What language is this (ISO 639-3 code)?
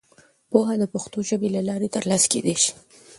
pus